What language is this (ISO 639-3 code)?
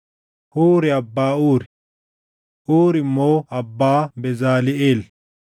orm